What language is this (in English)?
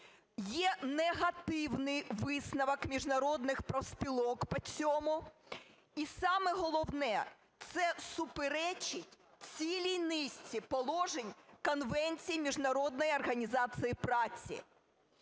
Ukrainian